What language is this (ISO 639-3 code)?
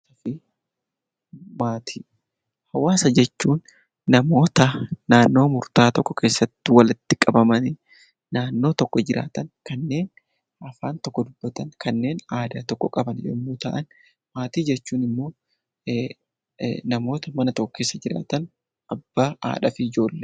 orm